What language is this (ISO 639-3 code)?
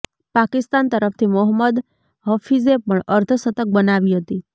guj